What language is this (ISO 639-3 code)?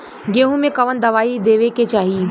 bho